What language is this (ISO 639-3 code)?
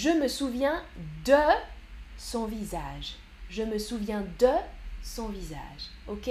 fra